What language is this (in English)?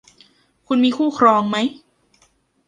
Thai